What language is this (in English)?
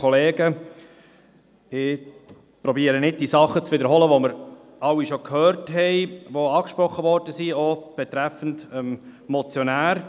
Swiss German